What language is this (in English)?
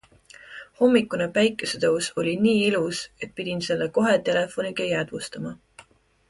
Estonian